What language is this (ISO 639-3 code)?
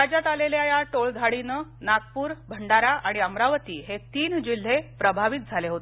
mar